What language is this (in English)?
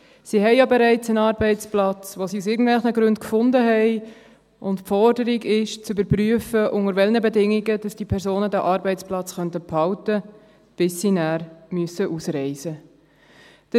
Swiss German